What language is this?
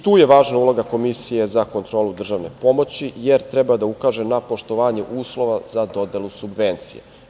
Serbian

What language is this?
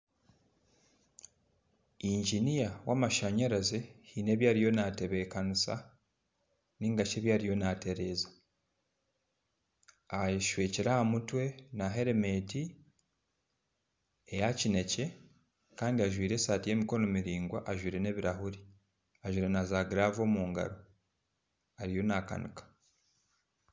Nyankole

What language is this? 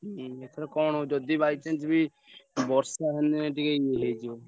Odia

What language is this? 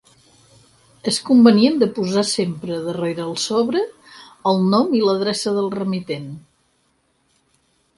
Catalan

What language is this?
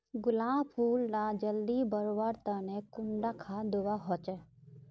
Magahi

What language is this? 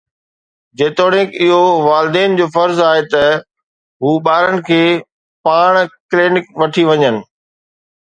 Sindhi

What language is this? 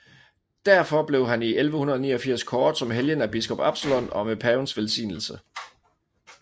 Danish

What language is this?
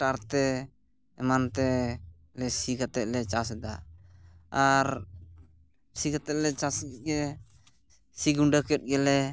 Santali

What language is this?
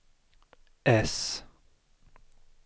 Swedish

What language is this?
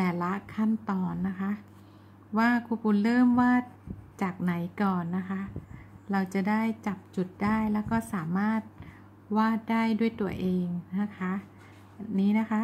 Thai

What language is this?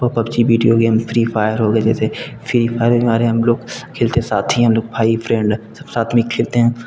Hindi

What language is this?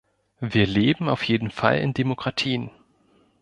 German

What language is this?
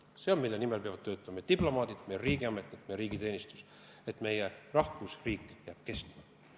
Estonian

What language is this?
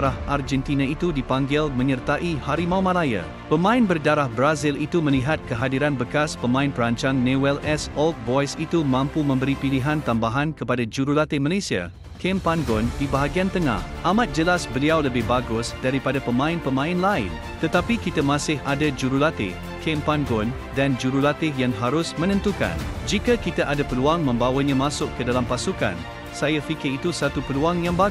Malay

